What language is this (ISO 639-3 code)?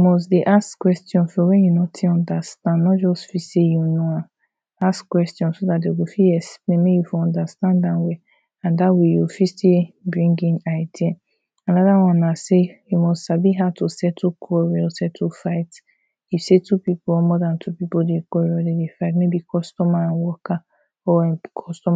pcm